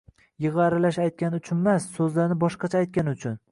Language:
Uzbek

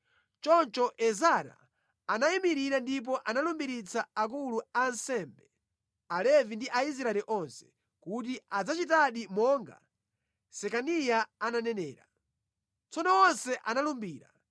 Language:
Nyanja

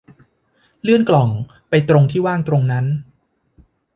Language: Thai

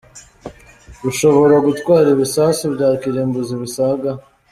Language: Kinyarwanda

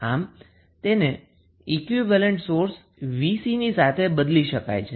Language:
Gujarati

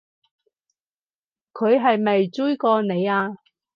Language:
Cantonese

